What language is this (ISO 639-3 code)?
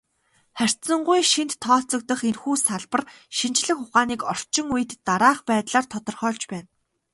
mon